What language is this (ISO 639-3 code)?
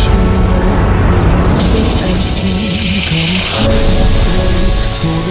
kor